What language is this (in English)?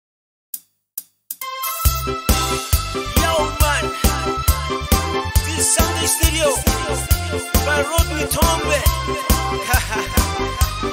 Romanian